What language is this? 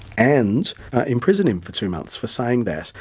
English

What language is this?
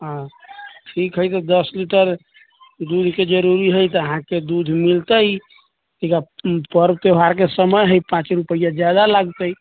Maithili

